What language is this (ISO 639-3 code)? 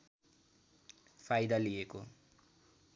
nep